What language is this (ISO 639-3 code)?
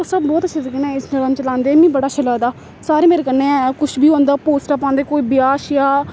doi